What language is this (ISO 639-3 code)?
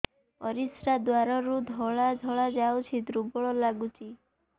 ori